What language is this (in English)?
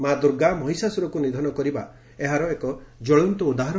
Odia